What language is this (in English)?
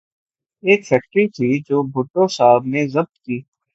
Urdu